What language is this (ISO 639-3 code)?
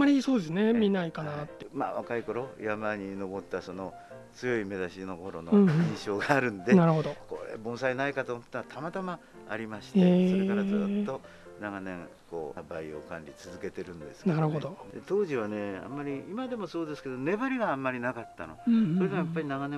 jpn